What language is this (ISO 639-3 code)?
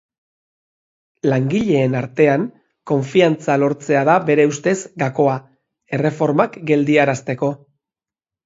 eus